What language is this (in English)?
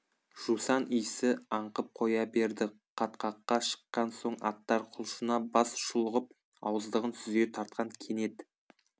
Kazakh